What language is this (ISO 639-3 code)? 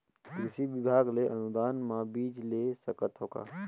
hne